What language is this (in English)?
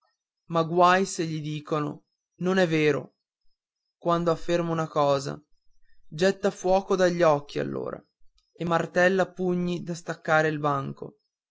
Italian